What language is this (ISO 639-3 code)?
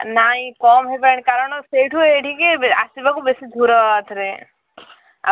ori